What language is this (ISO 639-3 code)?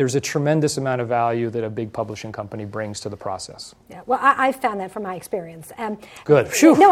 eng